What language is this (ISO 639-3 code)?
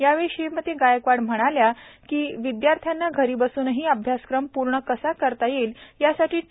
mar